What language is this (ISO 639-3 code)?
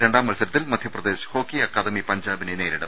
mal